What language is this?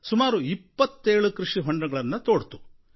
Kannada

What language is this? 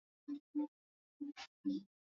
Swahili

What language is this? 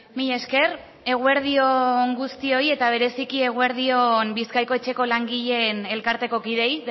Basque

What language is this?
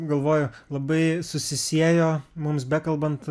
Lithuanian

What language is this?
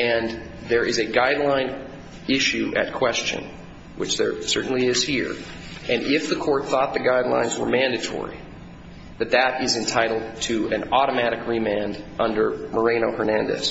English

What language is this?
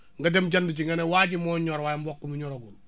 Wolof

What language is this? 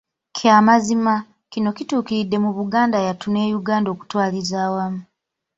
Ganda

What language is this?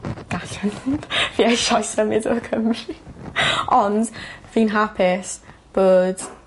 Welsh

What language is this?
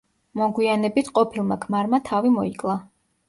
Georgian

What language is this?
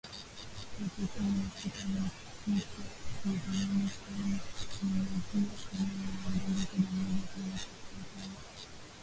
Swahili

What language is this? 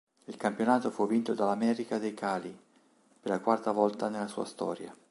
Italian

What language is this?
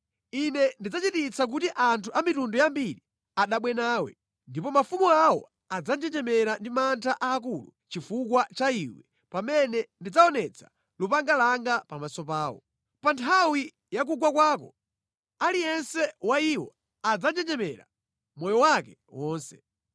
Nyanja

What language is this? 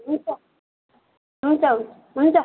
Nepali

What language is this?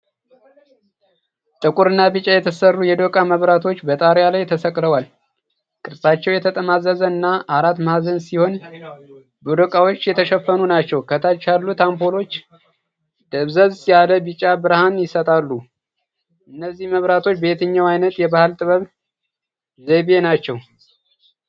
Amharic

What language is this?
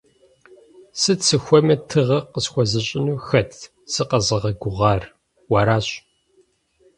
Kabardian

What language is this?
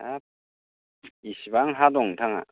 Bodo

